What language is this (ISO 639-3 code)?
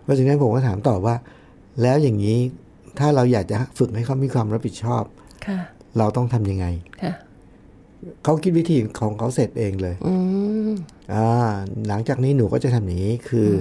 tha